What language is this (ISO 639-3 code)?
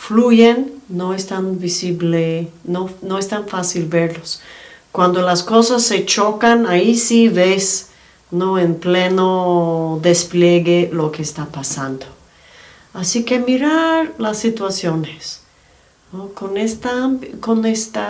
spa